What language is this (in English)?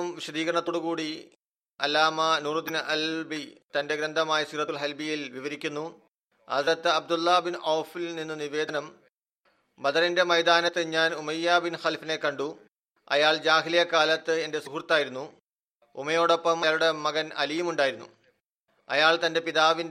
Malayalam